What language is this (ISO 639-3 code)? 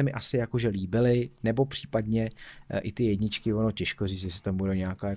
ces